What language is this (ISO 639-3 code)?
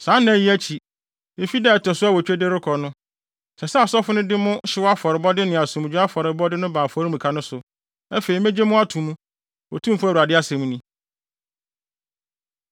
aka